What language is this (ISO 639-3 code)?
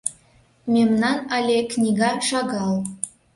chm